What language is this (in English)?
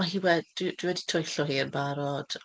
Welsh